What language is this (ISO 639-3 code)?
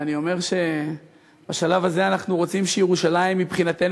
heb